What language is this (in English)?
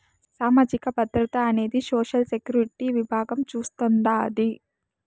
Telugu